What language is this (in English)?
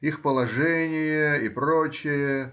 Russian